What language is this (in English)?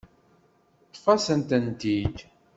Kabyle